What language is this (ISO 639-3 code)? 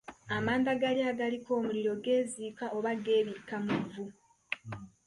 lug